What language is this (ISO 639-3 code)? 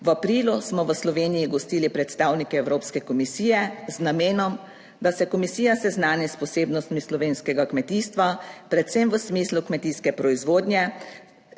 slv